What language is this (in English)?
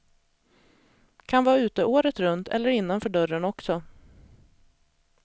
Swedish